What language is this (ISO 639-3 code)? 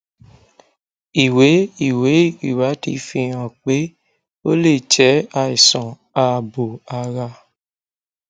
yor